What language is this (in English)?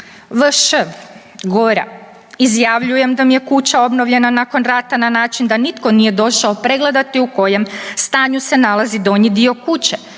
Croatian